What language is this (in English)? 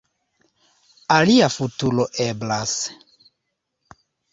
Esperanto